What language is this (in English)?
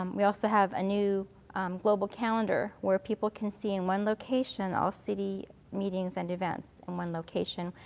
English